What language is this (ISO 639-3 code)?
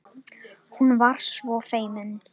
isl